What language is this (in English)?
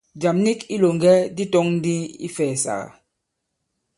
Bankon